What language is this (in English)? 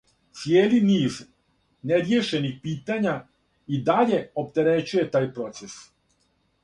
Serbian